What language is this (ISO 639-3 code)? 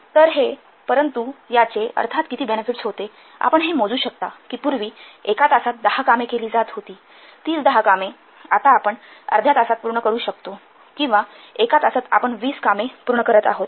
mar